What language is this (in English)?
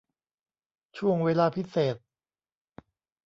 Thai